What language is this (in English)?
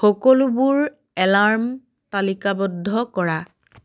Assamese